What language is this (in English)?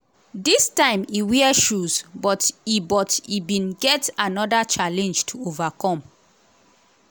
Nigerian Pidgin